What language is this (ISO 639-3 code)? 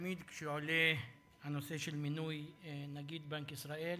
heb